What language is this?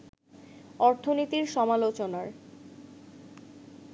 Bangla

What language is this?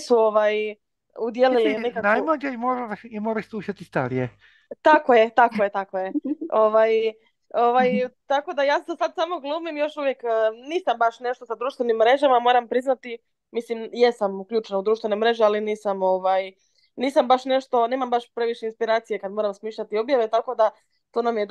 Croatian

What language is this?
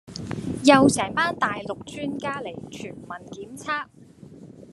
Cantonese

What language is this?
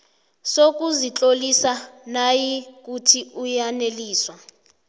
South Ndebele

